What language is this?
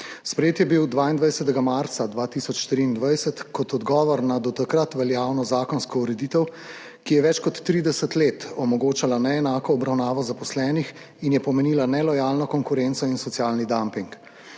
Slovenian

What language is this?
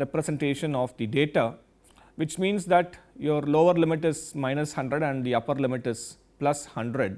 English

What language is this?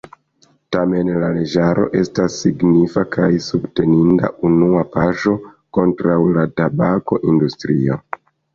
Esperanto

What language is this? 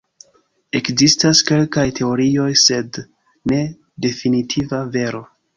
Esperanto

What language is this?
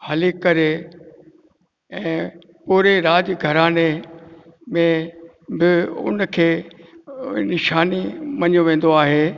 Sindhi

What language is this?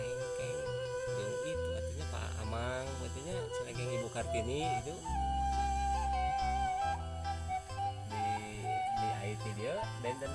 Indonesian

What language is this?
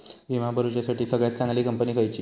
Marathi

